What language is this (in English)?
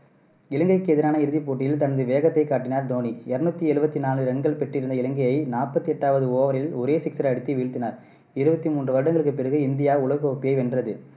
Tamil